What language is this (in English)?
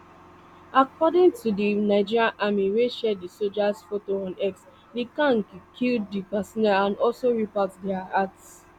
Nigerian Pidgin